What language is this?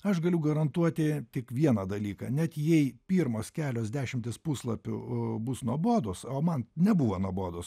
Lithuanian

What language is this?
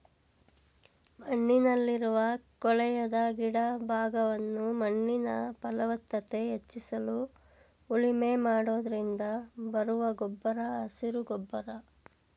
Kannada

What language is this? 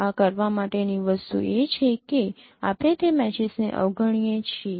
Gujarati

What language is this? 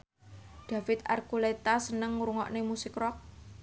Javanese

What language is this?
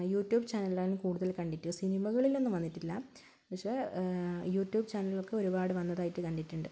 Malayalam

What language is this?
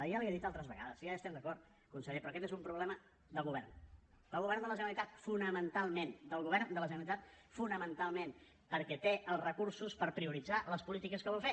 Catalan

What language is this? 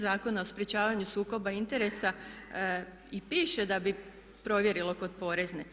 Croatian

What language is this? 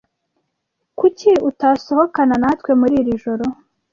Kinyarwanda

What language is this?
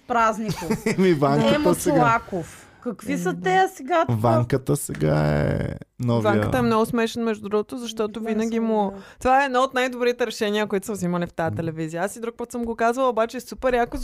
Bulgarian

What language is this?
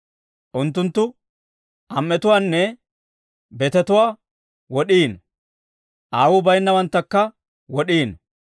Dawro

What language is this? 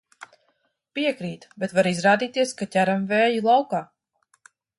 Latvian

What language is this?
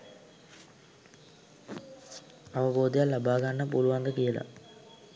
Sinhala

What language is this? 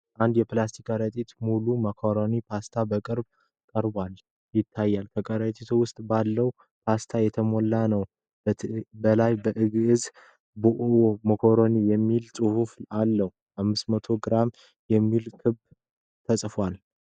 Amharic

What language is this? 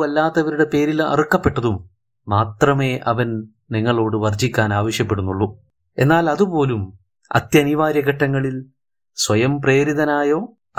Malayalam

